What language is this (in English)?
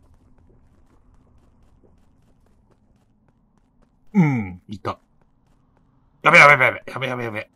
Japanese